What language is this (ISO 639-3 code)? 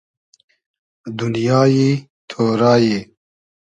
haz